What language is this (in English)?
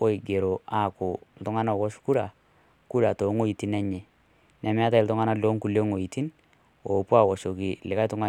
Masai